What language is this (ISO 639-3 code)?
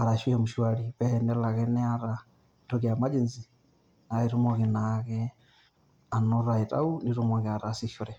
mas